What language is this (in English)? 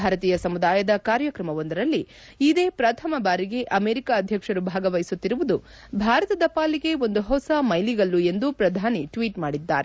Kannada